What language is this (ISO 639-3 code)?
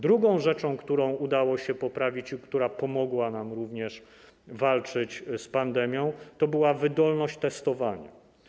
pol